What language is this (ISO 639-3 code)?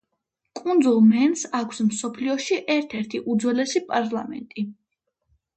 kat